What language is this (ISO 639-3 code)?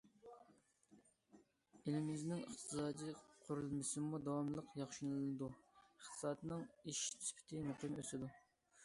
uig